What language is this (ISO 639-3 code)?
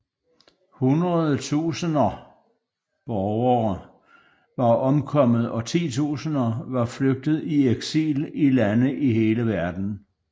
dan